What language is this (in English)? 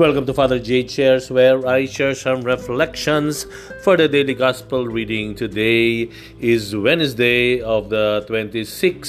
Filipino